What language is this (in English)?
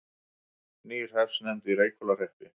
Icelandic